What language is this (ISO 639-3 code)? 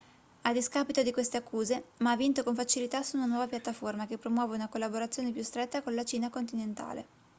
ita